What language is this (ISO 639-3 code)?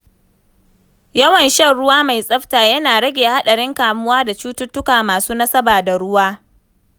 hau